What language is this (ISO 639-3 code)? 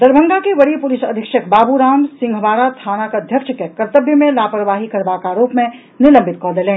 mai